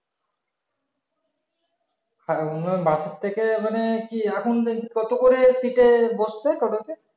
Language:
Bangla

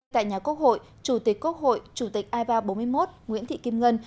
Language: Vietnamese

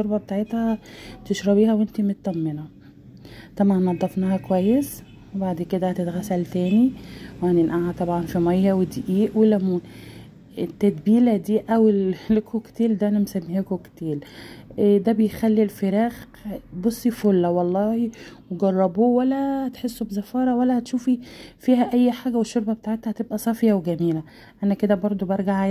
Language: Arabic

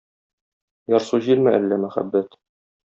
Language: Tatar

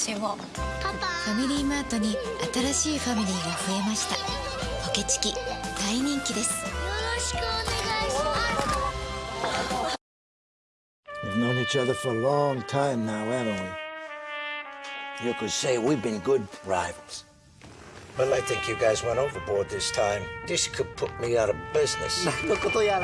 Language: Japanese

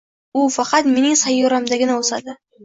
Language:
Uzbek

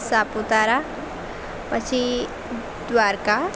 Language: Gujarati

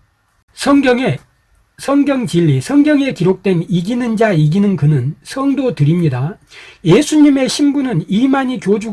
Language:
Korean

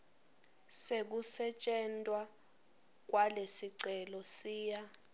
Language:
Swati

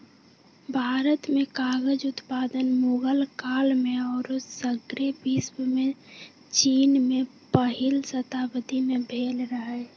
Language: Magahi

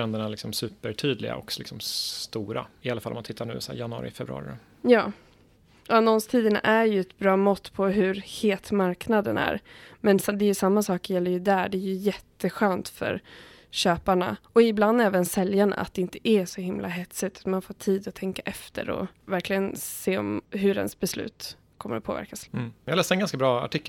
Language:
Swedish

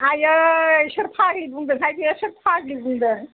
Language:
Bodo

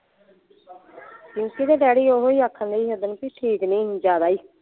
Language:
Punjabi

